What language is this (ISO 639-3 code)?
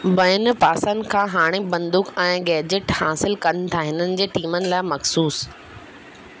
snd